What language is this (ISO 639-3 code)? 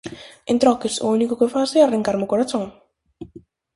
glg